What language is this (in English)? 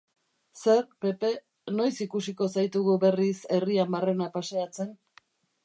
Basque